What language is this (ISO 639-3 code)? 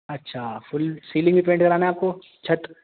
urd